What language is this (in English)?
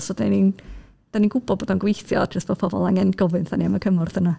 Welsh